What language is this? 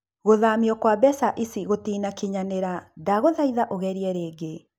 Kikuyu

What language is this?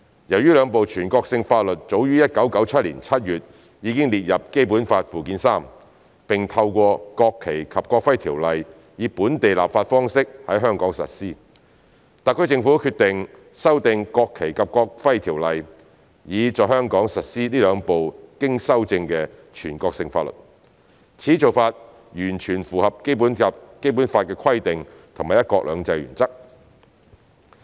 Cantonese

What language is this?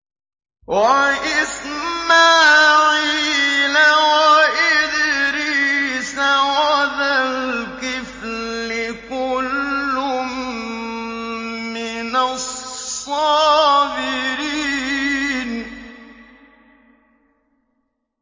Arabic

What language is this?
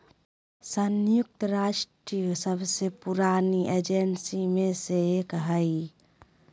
Magahi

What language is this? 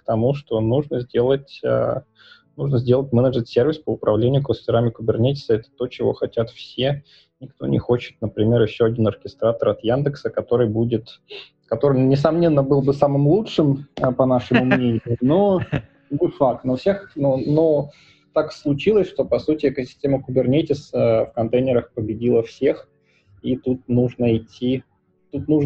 Russian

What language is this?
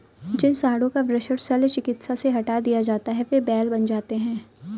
Hindi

